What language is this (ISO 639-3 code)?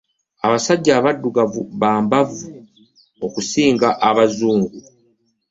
lug